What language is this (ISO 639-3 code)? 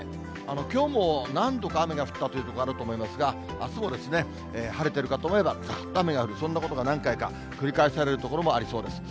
jpn